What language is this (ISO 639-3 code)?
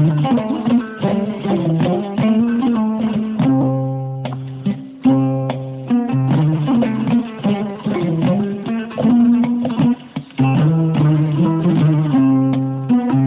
ful